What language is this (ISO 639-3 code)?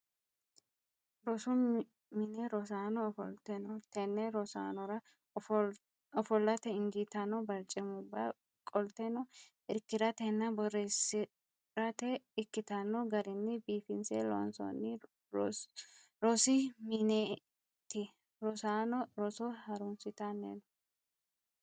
sid